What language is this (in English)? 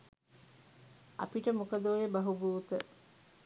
Sinhala